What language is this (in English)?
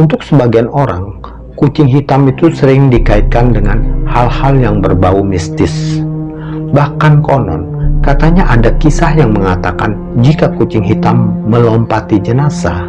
Indonesian